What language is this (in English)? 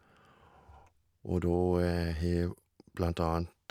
Norwegian